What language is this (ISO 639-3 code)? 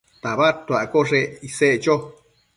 mcf